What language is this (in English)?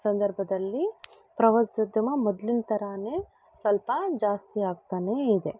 Kannada